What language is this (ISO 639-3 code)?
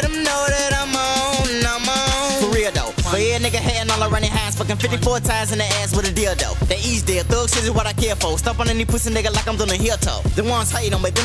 eng